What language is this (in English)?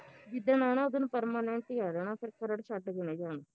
Punjabi